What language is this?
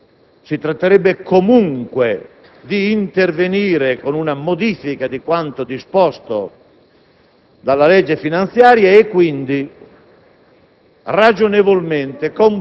Italian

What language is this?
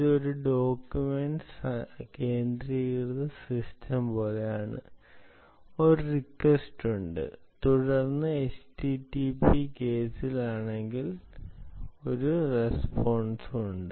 Malayalam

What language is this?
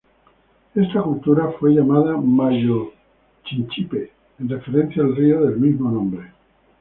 Spanish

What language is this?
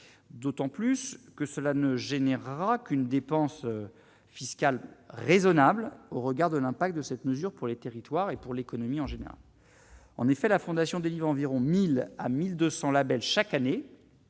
French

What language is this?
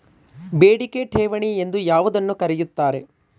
Kannada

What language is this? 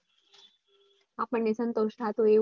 Gujarati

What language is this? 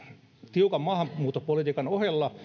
Finnish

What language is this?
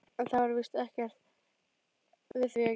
Icelandic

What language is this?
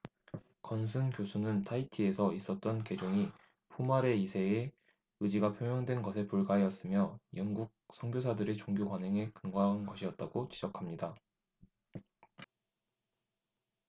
Korean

